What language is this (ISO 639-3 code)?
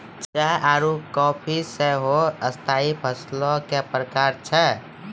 mai